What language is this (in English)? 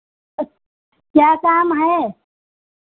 Hindi